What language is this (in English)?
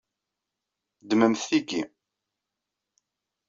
Kabyle